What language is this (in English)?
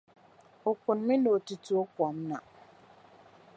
Dagbani